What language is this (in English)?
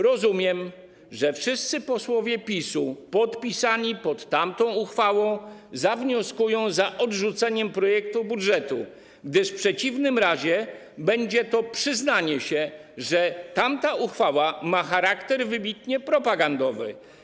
Polish